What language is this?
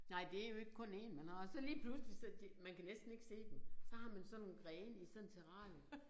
Danish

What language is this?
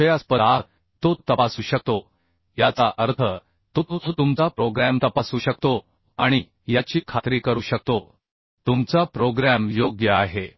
Marathi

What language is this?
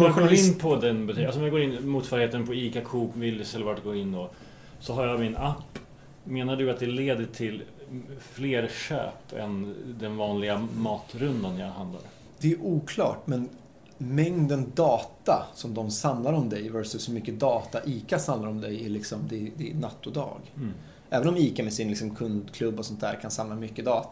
Swedish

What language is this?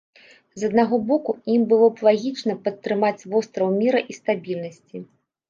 Belarusian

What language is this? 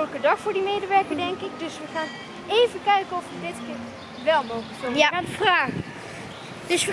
Dutch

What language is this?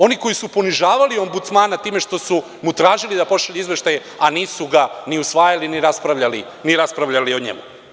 Serbian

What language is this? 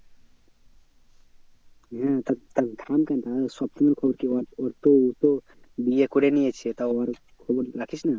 Bangla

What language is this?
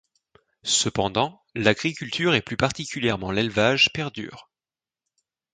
French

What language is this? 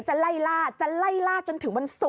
Thai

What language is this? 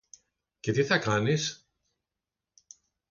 Greek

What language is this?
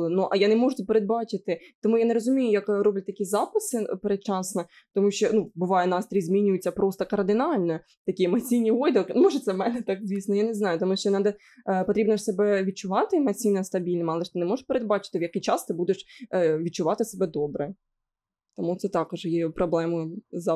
Ukrainian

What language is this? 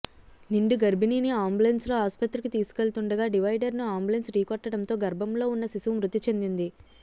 Telugu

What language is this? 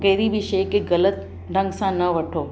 Sindhi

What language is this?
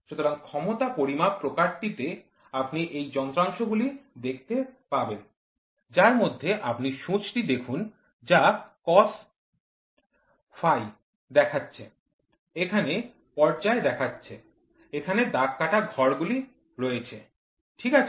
Bangla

